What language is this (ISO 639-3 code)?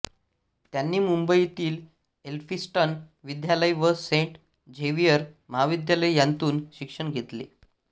mar